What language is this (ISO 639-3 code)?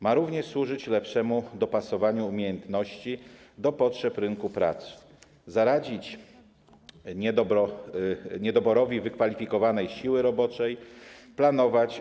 pol